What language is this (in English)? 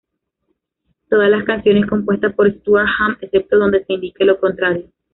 Spanish